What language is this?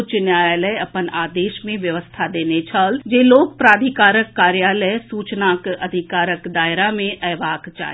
Maithili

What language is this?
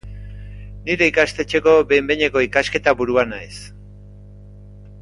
Basque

